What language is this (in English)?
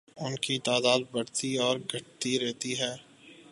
Urdu